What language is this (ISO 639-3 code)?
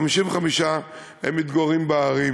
heb